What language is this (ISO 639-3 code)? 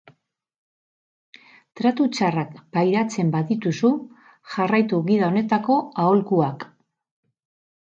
eus